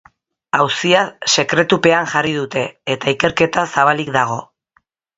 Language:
Basque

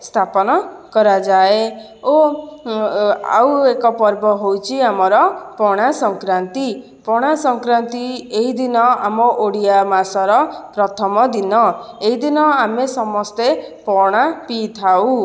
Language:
Odia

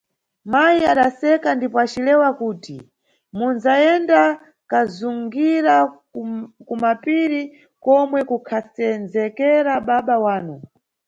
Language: Nyungwe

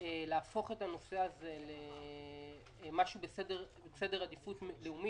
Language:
Hebrew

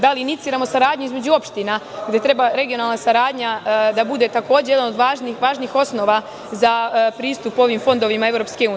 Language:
Serbian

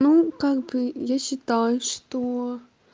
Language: Russian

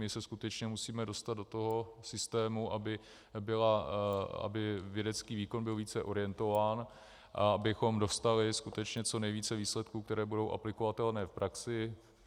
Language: Czech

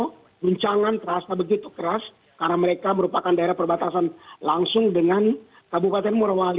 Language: Indonesian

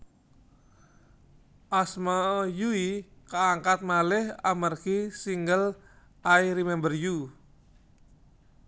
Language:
Javanese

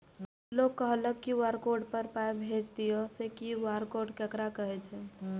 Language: Maithili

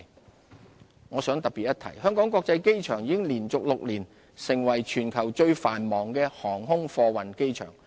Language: Cantonese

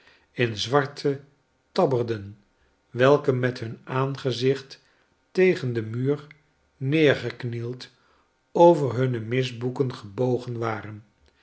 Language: Dutch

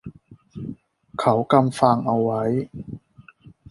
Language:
Thai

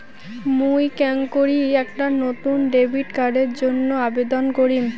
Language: Bangla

